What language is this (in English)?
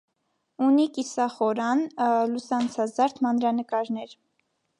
Armenian